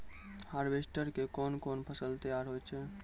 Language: Maithili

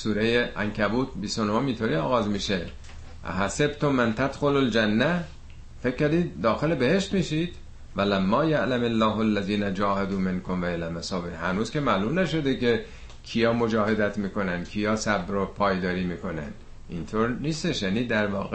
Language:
Persian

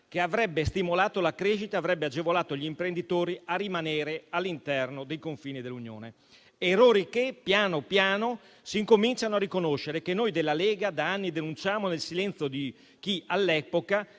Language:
Italian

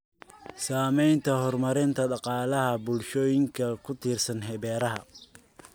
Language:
Somali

